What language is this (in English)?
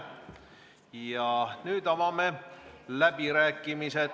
Estonian